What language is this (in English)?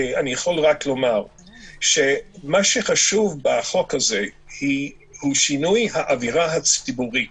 Hebrew